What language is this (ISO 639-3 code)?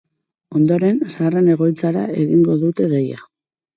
eus